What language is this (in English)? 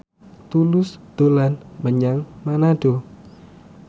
Javanese